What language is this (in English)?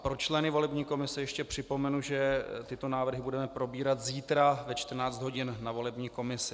Czech